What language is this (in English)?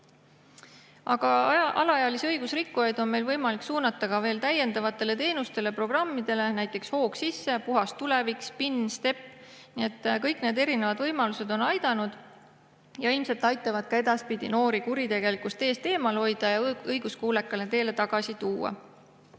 Estonian